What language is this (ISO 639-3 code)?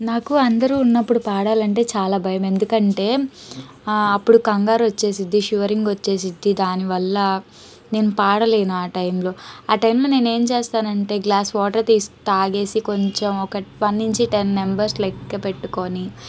tel